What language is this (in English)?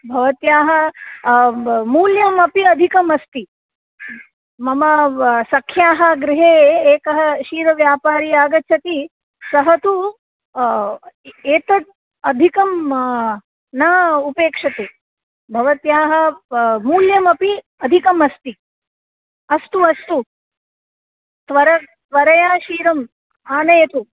Sanskrit